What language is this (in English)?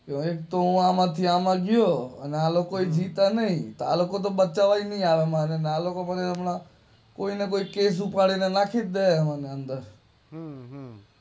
Gujarati